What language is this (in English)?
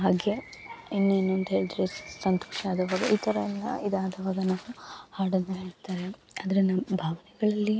Kannada